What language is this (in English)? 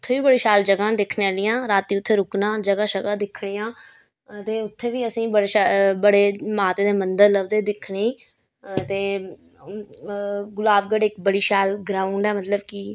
Dogri